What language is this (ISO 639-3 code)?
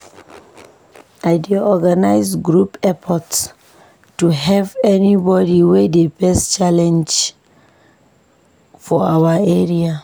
pcm